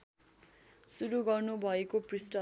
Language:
Nepali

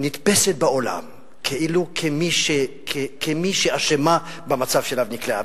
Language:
Hebrew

